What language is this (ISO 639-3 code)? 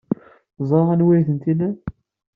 kab